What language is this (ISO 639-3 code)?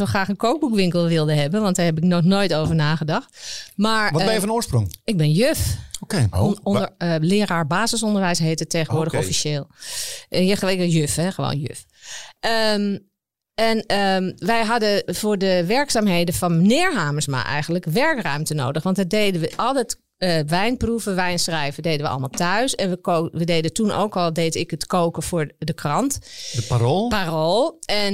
nld